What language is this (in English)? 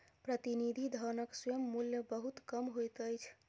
Maithili